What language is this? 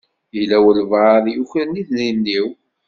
Kabyle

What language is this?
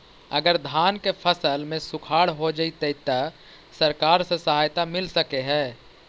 Magahi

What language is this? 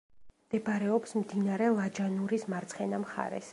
Georgian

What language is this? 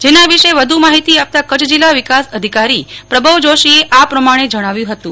Gujarati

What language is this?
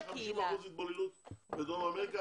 Hebrew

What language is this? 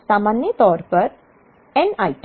Hindi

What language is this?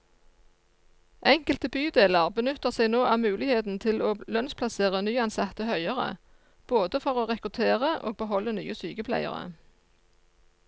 Norwegian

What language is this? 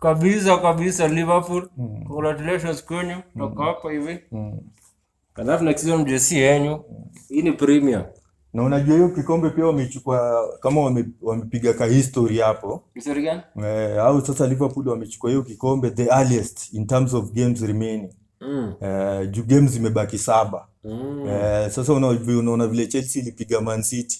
Swahili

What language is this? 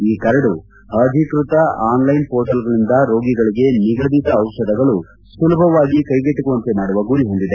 Kannada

